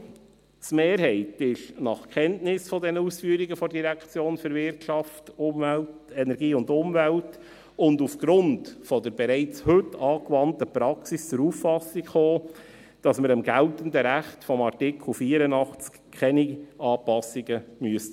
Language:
Swiss German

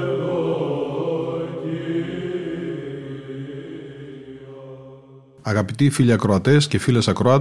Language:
Greek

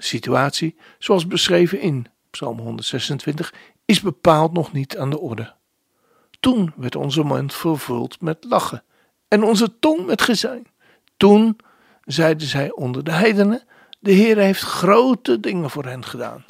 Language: Dutch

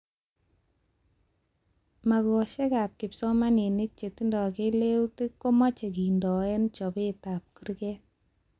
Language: Kalenjin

